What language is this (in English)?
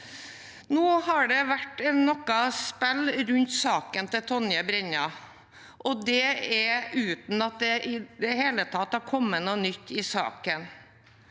Norwegian